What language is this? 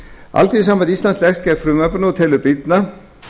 Icelandic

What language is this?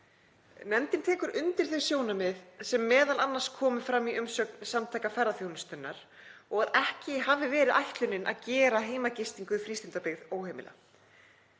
Icelandic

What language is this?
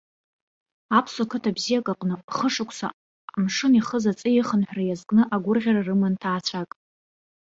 Abkhazian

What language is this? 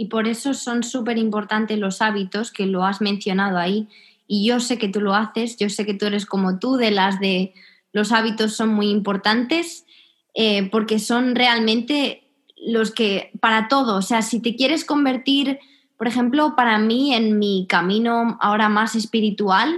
Spanish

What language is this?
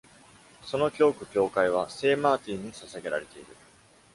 Japanese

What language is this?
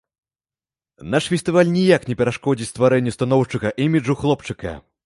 Belarusian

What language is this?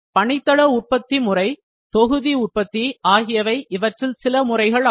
Tamil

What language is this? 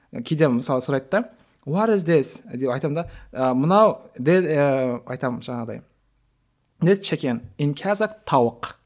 Kazakh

